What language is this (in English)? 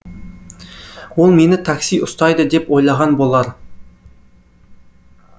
Kazakh